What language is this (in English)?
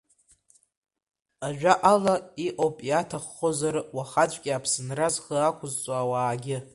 Abkhazian